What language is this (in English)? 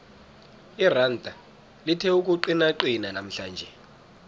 South Ndebele